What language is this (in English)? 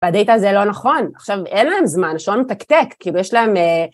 Hebrew